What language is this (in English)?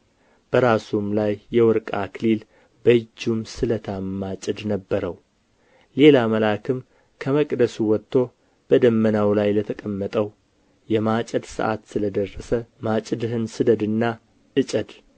Amharic